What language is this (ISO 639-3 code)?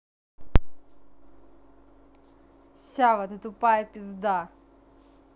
rus